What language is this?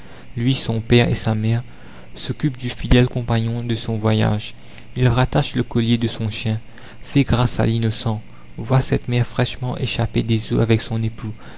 French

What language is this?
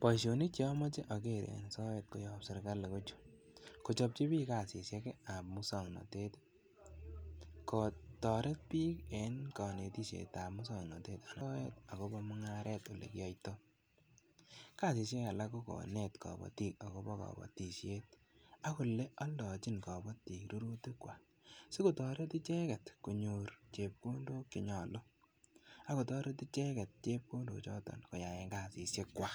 Kalenjin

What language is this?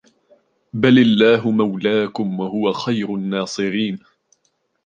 Arabic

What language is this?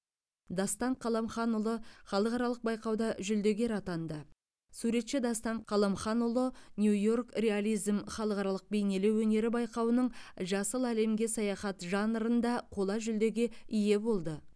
Kazakh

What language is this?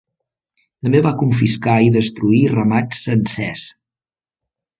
Catalan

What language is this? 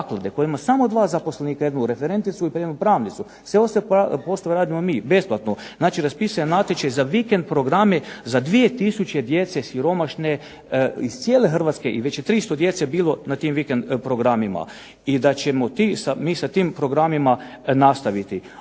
Croatian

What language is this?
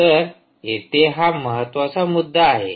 Marathi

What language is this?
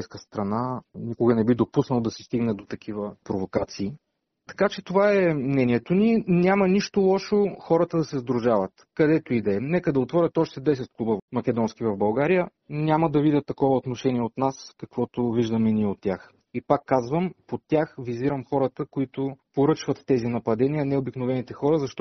Bulgarian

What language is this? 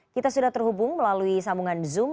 Indonesian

